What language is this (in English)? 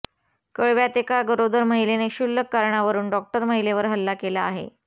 Marathi